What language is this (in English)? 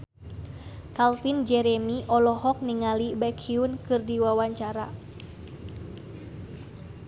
Sundanese